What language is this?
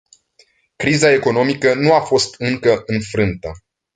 Romanian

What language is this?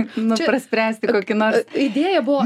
Lithuanian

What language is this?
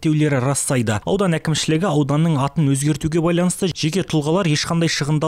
Turkish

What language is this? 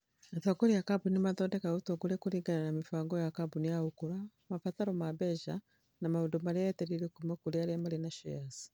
Kikuyu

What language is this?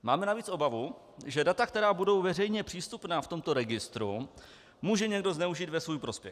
Czech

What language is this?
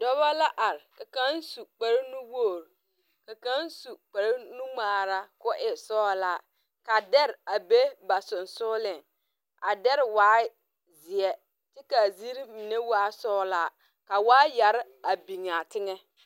Southern Dagaare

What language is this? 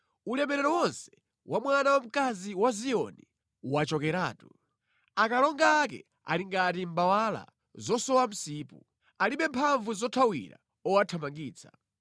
Nyanja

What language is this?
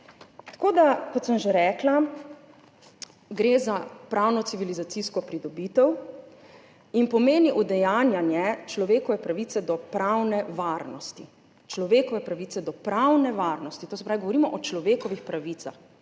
Slovenian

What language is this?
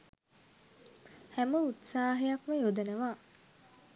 Sinhala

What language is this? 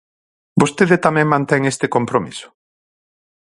Galician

